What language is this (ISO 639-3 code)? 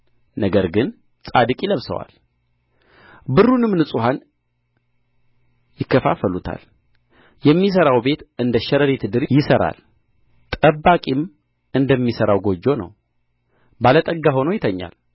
amh